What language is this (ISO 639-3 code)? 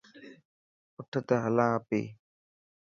mki